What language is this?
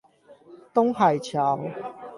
Chinese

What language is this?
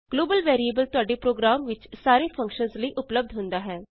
Punjabi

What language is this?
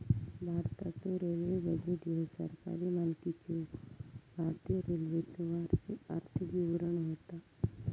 Marathi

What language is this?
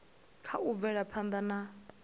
Venda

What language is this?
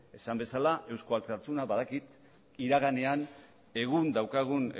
Basque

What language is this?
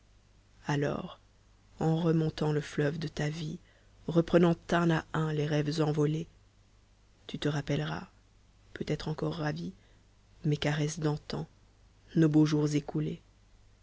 French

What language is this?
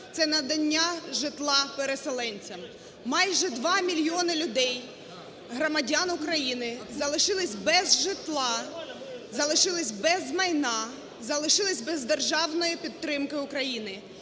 Ukrainian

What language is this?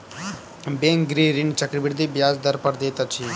Maithili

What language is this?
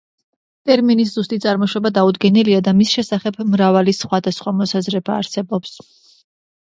Georgian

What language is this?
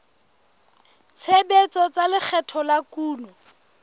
Southern Sotho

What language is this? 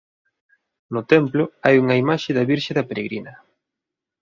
Galician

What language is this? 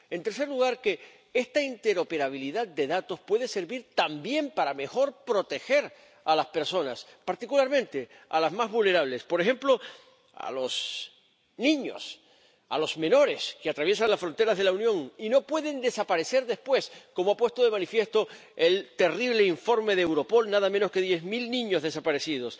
Spanish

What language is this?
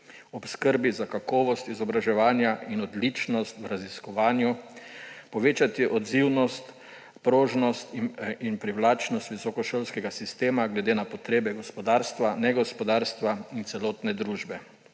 Slovenian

